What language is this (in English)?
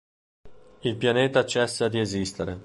Italian